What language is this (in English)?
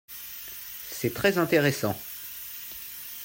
French